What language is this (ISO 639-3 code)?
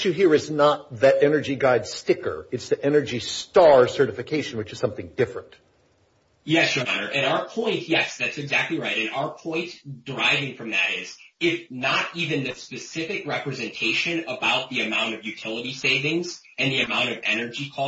eng